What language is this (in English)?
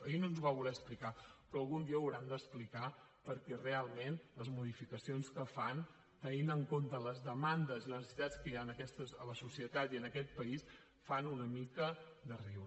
Catalan